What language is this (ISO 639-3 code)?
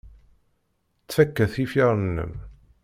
kab